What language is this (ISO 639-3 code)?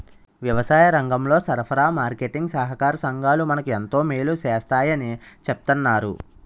tel